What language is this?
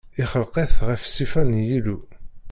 Kabyle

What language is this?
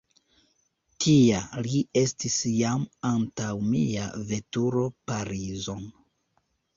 Esperanto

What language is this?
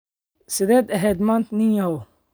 Somali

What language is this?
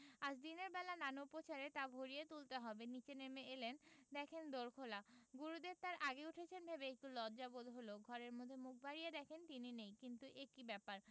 Bangla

